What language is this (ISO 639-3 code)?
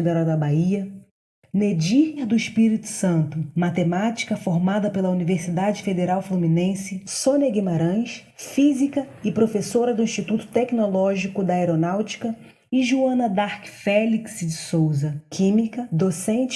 por